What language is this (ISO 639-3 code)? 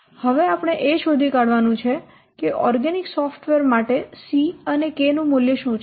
guj